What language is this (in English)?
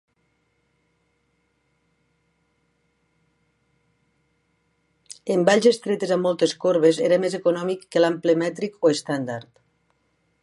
Catalan